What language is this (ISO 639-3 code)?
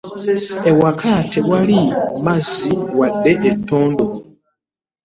lug